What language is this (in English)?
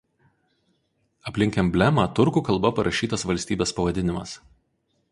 Lithuanian